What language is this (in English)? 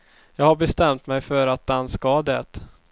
Swedish